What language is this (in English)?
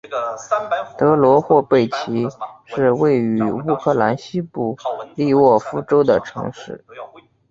Chinese